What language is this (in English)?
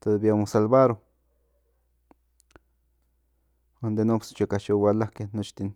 Central Nahuatl